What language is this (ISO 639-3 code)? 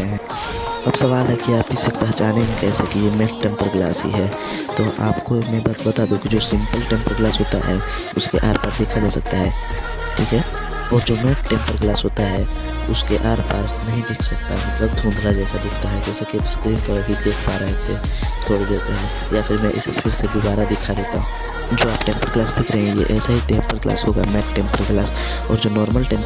hin